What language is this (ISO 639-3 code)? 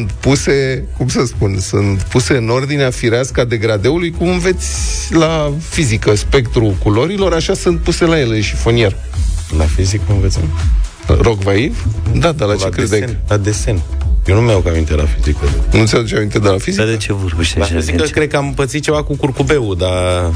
ron